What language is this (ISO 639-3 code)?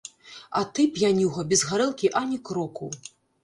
bel